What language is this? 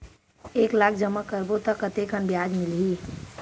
Chhattisgarhi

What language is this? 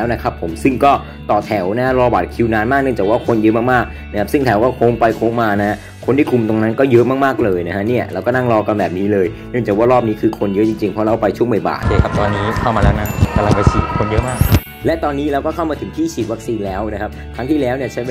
Thai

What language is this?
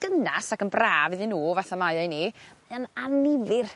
Welsh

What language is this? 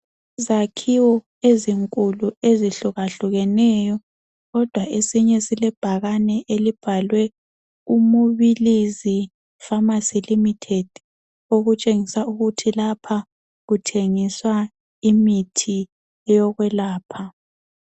North Ndebele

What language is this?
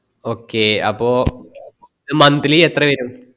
Malayalam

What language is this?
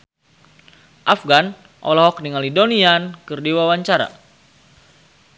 Sundanese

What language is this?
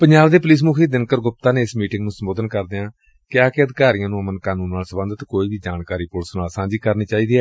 Punjabi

